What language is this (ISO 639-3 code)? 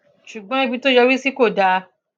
yor